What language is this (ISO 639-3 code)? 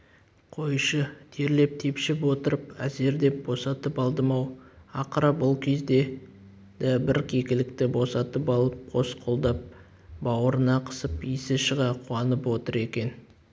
kaz